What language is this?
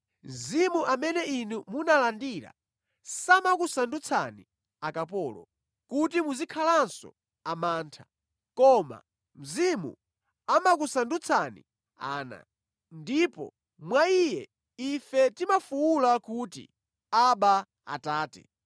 Nyanja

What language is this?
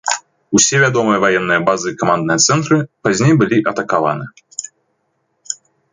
Belarusian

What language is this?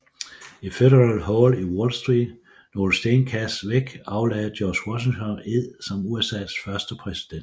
Danish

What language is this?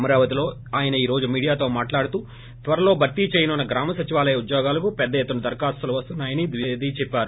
Telugu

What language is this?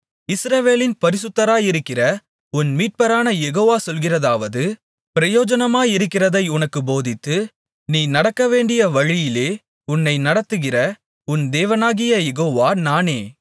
Tamil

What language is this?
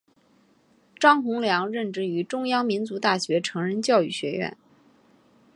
Chinese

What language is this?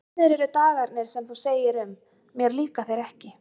Icelandic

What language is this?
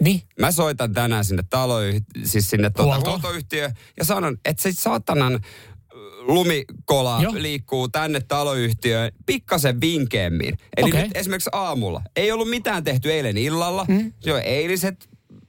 Finnish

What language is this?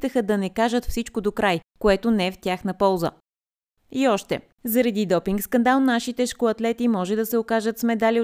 Bulgarian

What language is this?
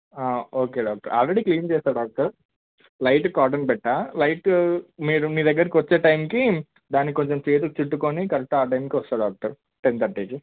Telugu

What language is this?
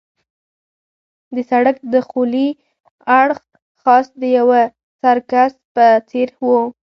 Pashto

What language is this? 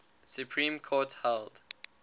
English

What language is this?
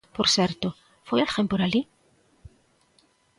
Galician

